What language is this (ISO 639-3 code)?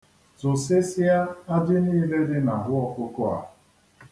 ibo